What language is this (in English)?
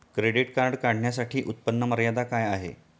Marathi